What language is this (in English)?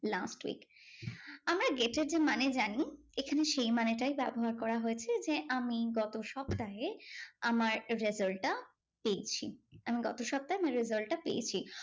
Bangla